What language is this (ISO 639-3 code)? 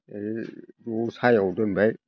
brx